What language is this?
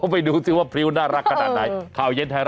Thai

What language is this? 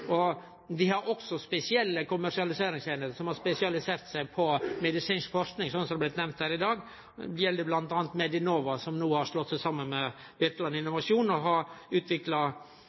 Norwegian Nynorsk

